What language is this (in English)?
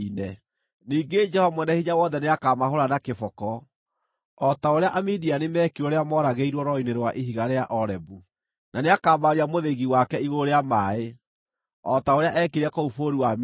Kikuyu